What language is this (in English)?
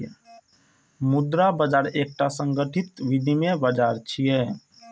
Maithili